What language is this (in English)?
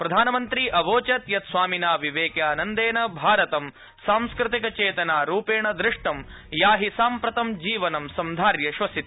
Sanskrit